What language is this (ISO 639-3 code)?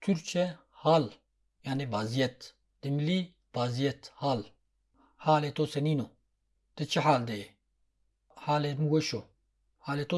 tur